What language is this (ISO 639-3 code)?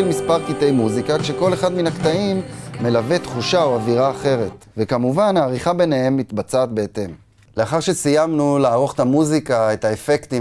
heb